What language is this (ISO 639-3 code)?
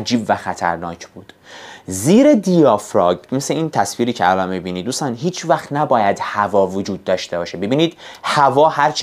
fas